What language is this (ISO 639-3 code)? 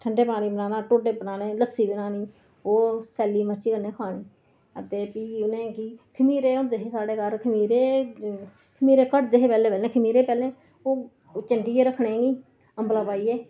doi